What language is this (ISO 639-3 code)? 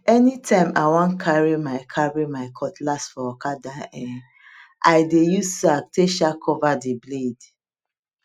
pcm